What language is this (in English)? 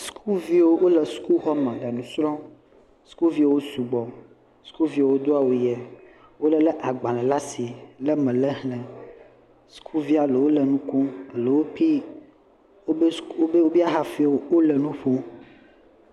Ewe